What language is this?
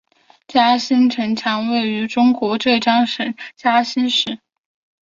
Chinese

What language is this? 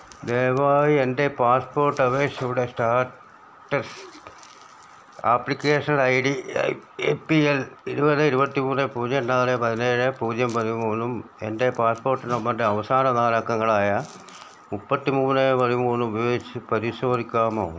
Malayalam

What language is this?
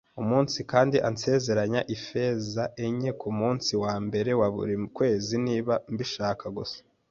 Kinyarwanda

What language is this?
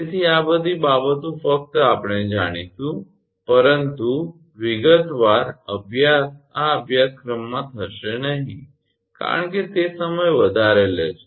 Gujarati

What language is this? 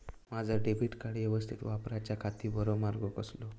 Marathi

